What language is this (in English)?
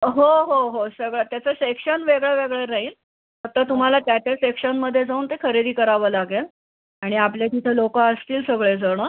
Marathi